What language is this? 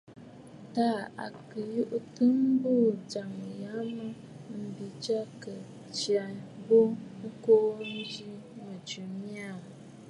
Bafut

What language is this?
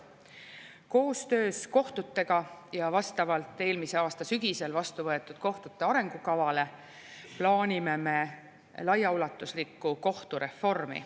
Estonian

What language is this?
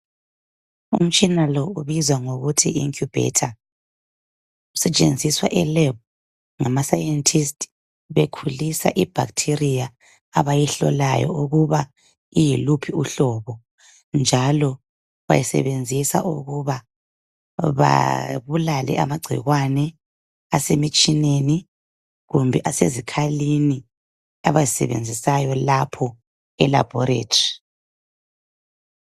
North Ndebele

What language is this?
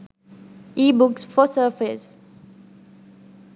Sinhala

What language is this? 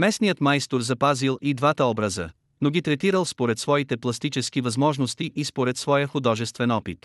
Bulgarian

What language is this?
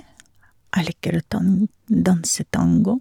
Norwegian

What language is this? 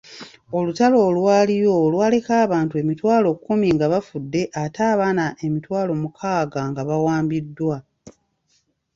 Ganda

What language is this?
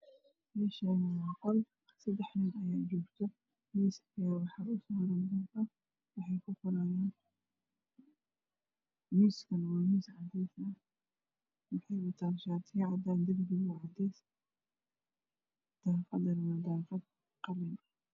Somali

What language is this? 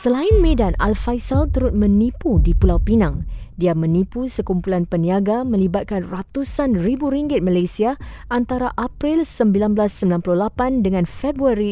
Malay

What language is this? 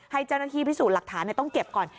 Thai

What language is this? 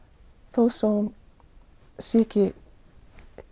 Icelandic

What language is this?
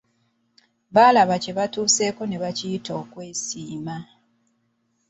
Ganda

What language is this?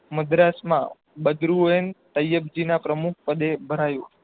Gujarati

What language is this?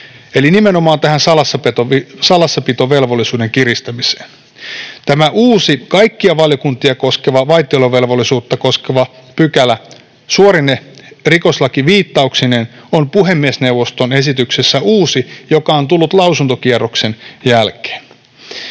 Finnish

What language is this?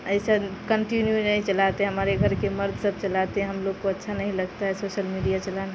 Urdu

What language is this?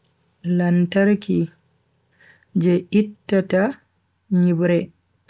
Bagirmi Fulfulde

